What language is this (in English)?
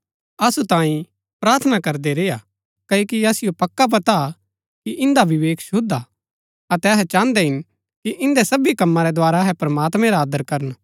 Gaddi